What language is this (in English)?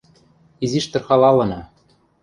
Western Mari